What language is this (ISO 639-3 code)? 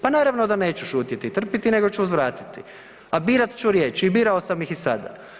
hrv